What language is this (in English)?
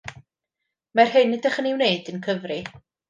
Welsh